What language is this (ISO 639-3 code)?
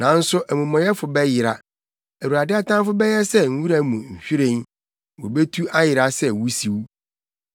aka